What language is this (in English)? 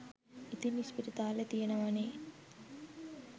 Sinhala